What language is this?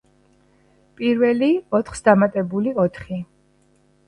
Georgian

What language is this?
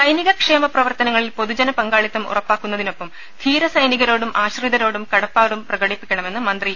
Malayalam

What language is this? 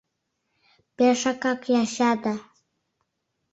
Mari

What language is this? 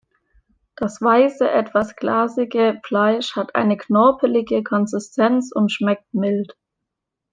German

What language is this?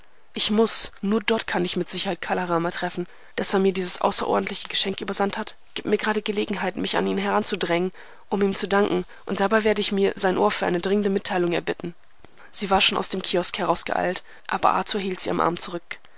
German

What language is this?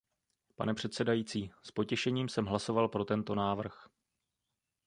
Czech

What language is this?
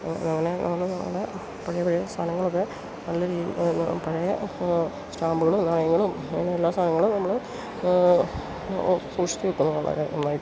Malayalam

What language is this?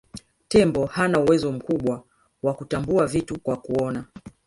Swahili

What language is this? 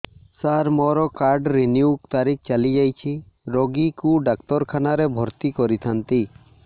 Odia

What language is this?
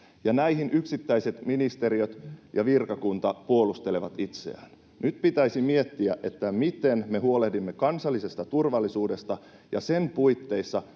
Finnish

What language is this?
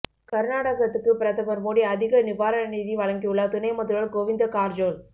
Tamil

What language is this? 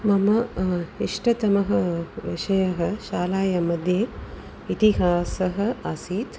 Sanskrit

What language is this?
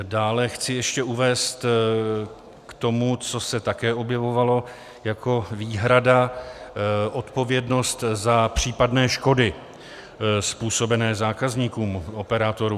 Czech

